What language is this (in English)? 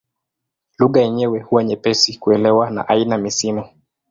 Swahili